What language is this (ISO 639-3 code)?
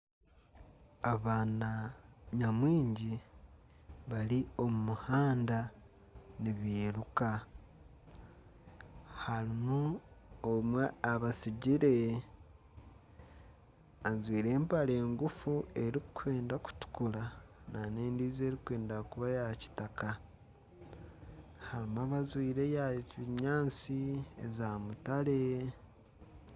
nyn